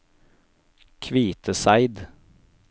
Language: Norwegian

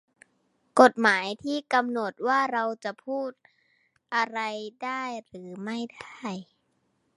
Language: Thai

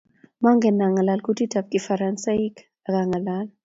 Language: Kalenjin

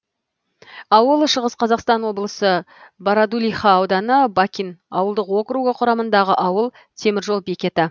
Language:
Kazakh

